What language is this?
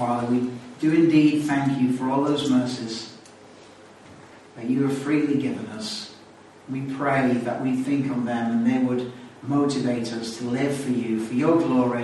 Polish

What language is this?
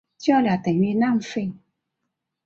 Chinese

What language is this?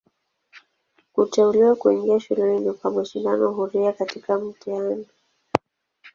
Swahili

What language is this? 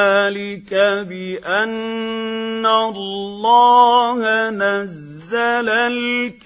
Arabic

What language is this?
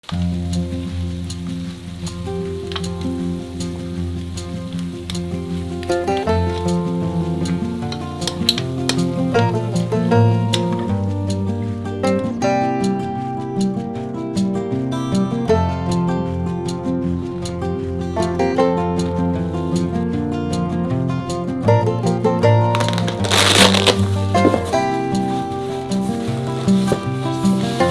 English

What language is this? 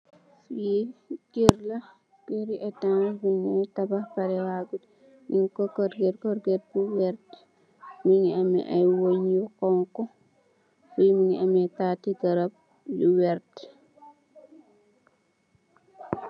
Wolof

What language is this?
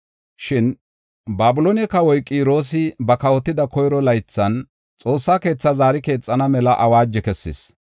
Gofa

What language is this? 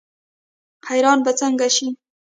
Pashto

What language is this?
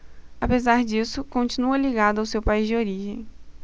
Portuguese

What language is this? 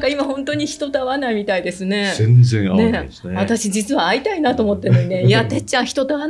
Japanese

